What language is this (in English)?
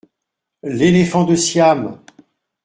French